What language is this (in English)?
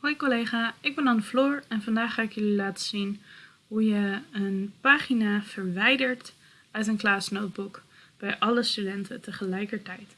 Dutch